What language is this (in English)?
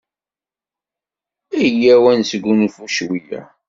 Kabyle